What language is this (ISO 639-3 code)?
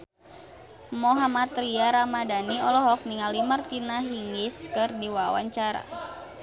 sun